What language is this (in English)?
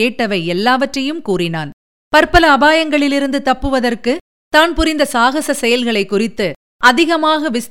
Tamil